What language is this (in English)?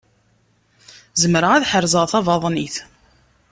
Kabyle